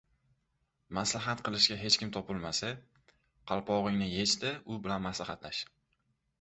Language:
Uzbek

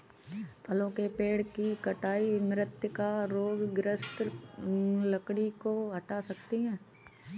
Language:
Hindi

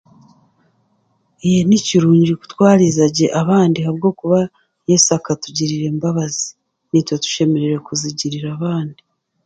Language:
Chiga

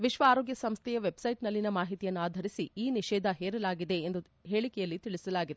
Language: Kannada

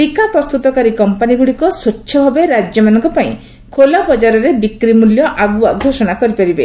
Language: Odia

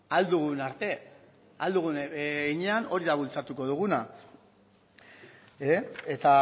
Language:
Basque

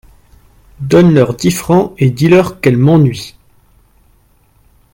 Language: French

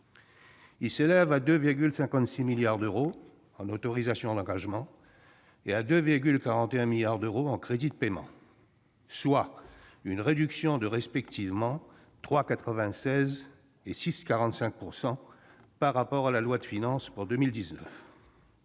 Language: French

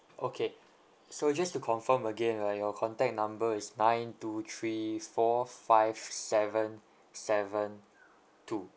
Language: English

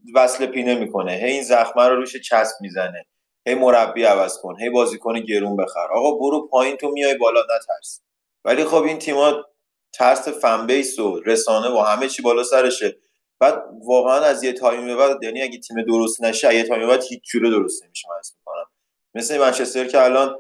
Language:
Persian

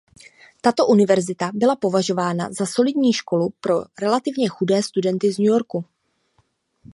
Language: Czech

